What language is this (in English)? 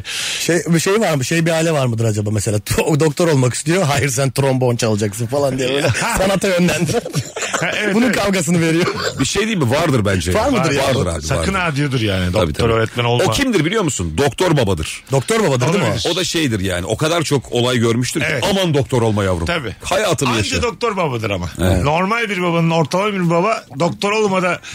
Turkish